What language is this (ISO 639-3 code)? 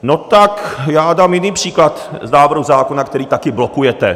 ces